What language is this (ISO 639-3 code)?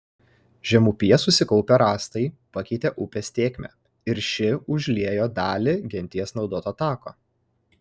lit